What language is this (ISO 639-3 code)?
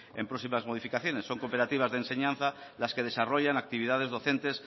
spa